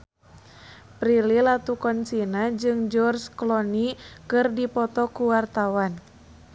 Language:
Sundanese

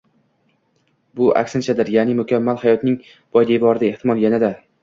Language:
Uzbek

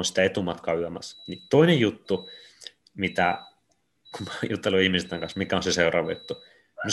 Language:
Finnish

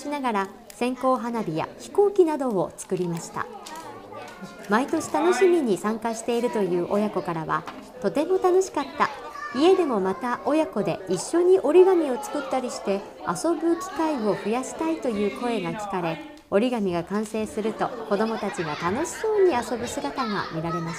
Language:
Japanese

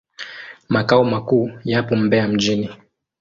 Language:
Swahili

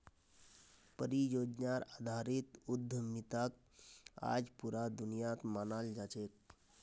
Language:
Magahi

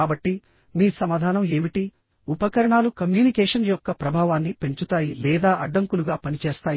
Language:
Telugu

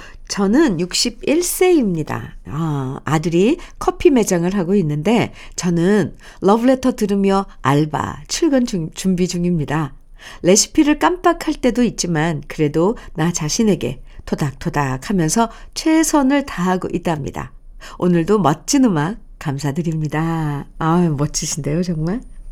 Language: Korean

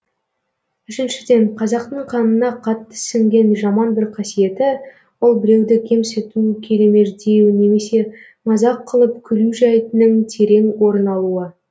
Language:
Kazakh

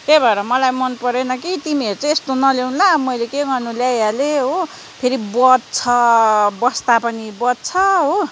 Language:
Nepali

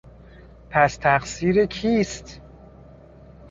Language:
Persian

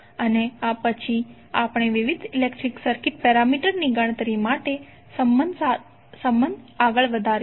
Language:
Gujarati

